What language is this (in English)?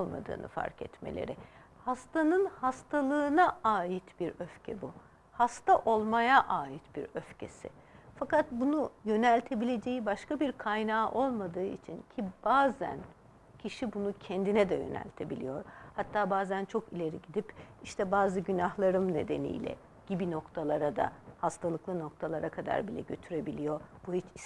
Turkish